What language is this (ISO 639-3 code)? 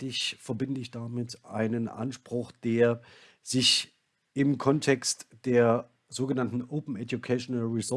deu